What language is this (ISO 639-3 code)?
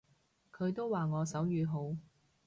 yue